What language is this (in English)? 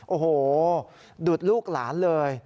Thai